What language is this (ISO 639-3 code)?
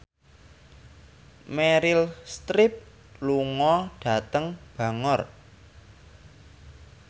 jav